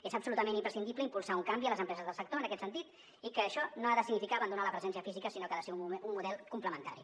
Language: Catalan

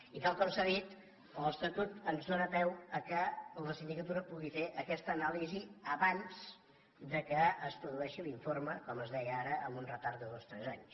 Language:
Catalan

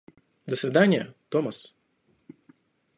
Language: Russian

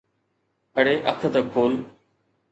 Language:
Sindhi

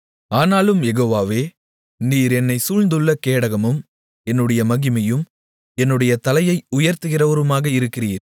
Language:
Tamil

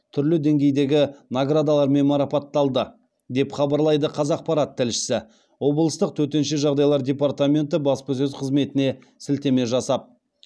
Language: Kazakh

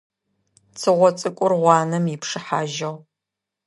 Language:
Adyghe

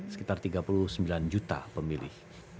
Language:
Indonesian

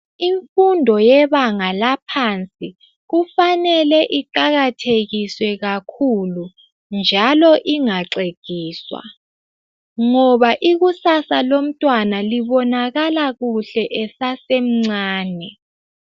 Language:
North Ndebele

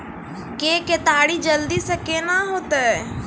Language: Maithili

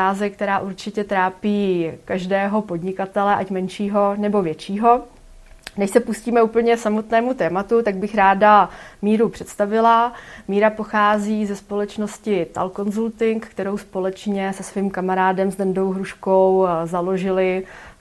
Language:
Czech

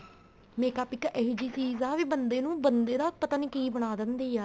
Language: Punjabi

